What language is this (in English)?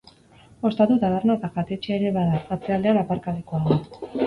Basque